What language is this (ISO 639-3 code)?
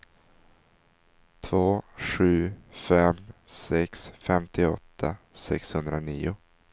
swe